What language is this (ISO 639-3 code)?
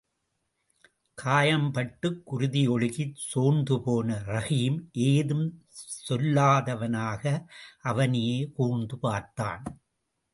tam